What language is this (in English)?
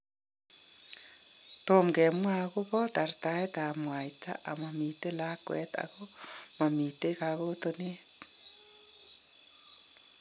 Kalenjin